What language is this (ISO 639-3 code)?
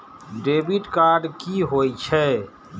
mai